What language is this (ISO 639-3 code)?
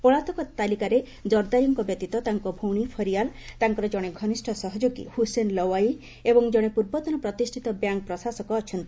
ori